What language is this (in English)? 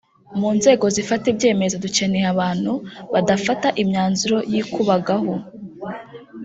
Kinyarwanda